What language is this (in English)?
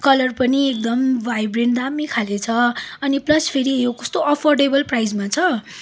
Nepali